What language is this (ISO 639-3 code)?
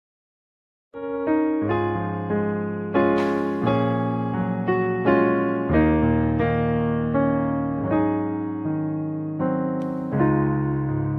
eng